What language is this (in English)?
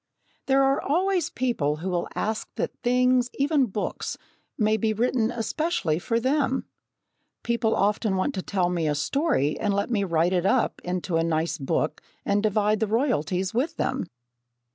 English